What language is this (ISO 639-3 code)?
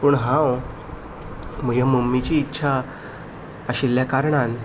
kok